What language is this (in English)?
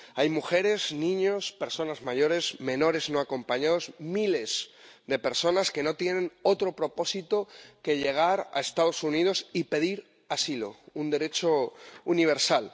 Spanish